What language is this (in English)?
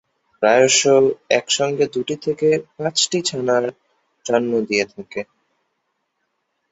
Bangla